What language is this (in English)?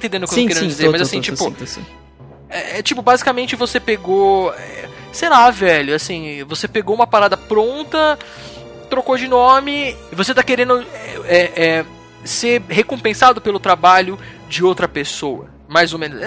Portuguese